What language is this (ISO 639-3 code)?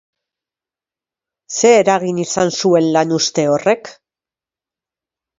eus